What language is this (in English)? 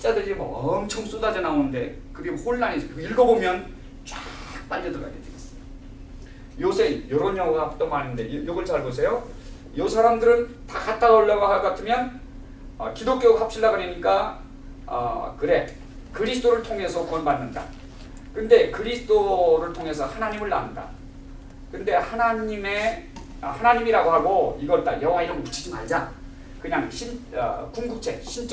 Korean